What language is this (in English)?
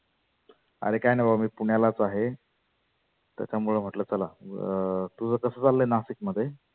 Marathi